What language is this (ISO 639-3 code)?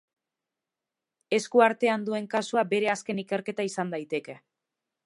eus